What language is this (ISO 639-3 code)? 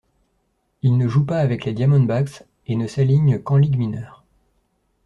fra